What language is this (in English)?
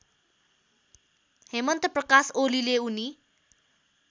Nepali